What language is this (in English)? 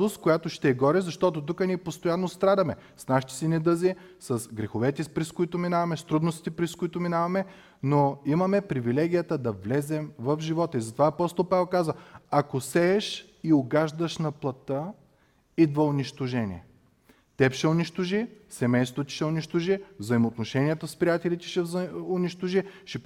Bulgarian